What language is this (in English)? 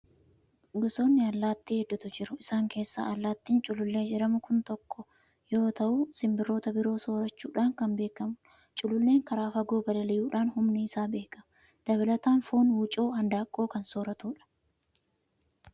Oromo